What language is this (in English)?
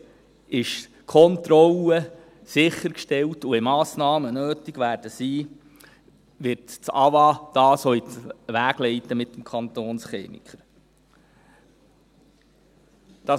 Swiss German